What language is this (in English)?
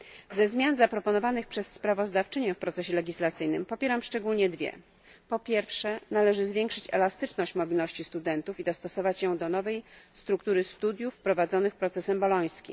Polish